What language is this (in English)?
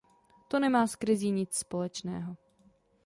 Czech